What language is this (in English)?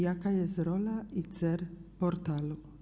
Polish